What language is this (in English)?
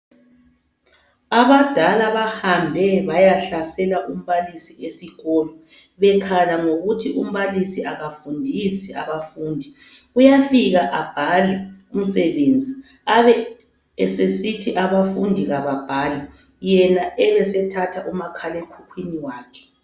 North Ndebele